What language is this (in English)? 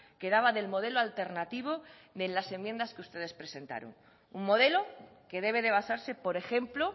Spanish